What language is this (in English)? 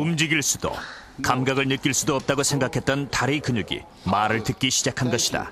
Korean